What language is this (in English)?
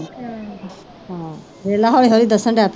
Punjabi